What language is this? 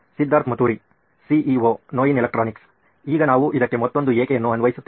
Kannada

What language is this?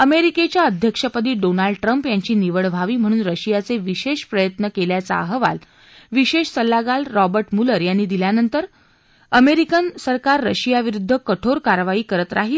Marathi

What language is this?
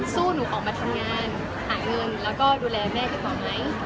Thai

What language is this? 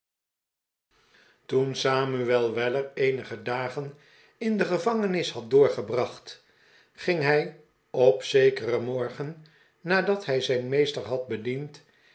Dutch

